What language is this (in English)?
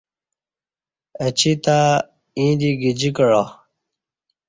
Kati